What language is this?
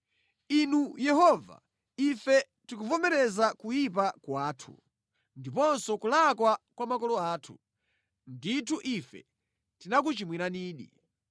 Nyanja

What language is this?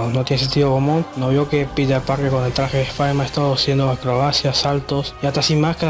Spanish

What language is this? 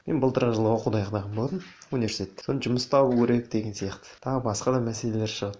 Kazakh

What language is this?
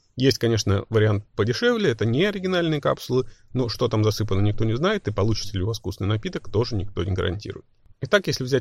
Russian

